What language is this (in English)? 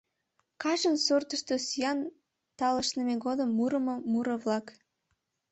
Mari